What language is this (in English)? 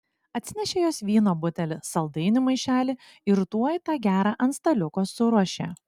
Lithuanian